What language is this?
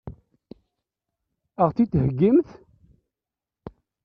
Kabyle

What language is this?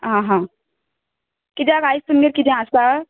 Konkani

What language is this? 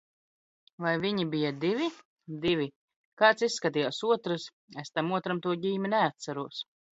Latvian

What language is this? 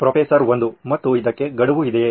Kannada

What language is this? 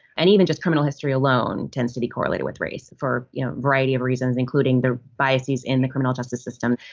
English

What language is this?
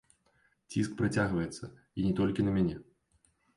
Belarusian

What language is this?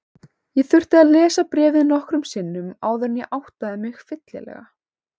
Icelandic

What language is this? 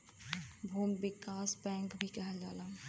Bhojpuri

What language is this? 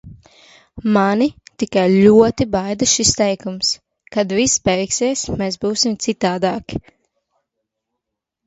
Latvian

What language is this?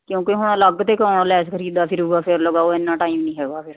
Punjabi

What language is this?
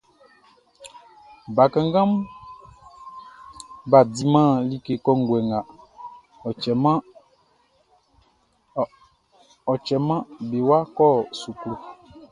Baoulé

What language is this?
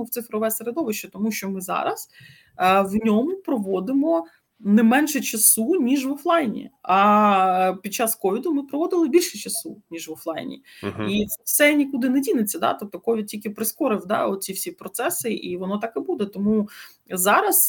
Ukrainian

